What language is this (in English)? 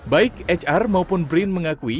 Indonesian